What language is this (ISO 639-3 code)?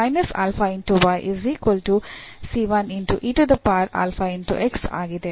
kan